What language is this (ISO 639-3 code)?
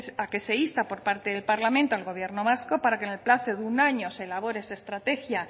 spa